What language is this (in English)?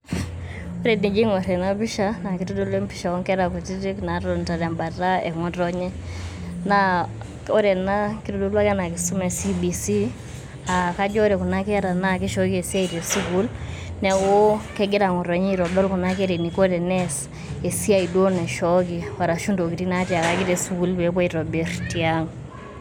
Masai